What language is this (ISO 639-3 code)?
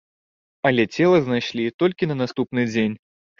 bel